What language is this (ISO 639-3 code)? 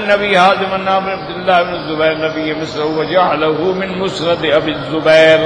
ara